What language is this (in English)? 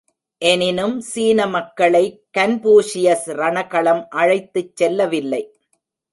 Tamil